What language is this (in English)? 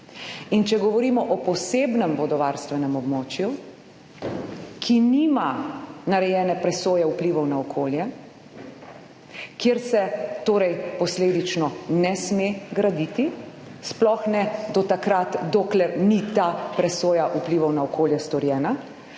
Slovenian